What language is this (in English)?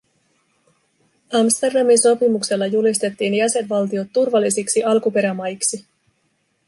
Finnish